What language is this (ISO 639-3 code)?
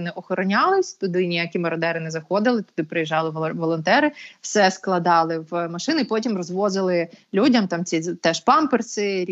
ukr